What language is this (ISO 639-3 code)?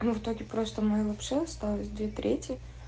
rus